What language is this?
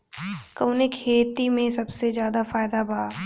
Bhojpuri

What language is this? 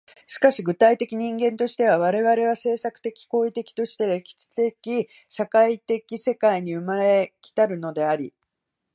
Japanese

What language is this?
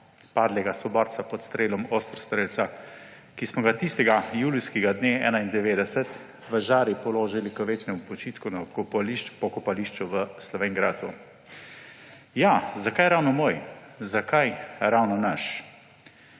Slovenian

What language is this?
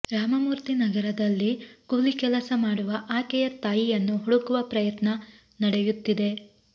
Kannada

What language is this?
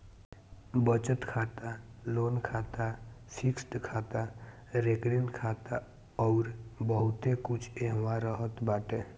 Bhojpuri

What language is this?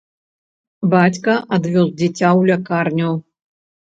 Belarusian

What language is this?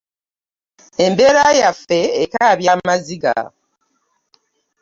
Ganda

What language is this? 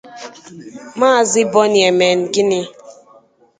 Igbo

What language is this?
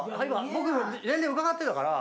Japanese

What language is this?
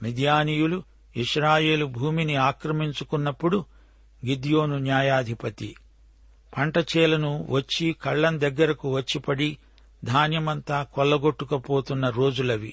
Telugu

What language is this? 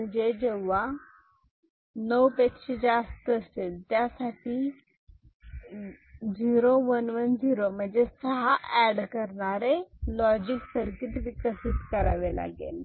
Marathi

